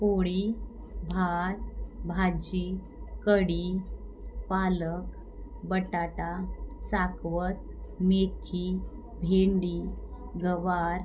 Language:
Marathi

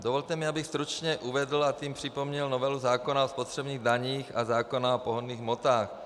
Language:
Czech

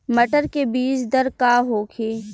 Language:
Bhojpuri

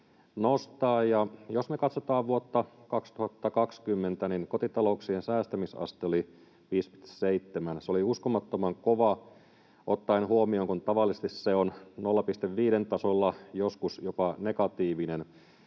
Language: Finnish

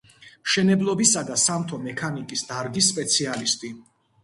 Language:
Georgian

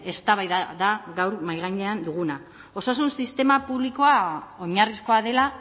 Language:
Basque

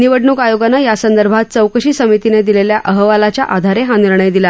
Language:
Marathi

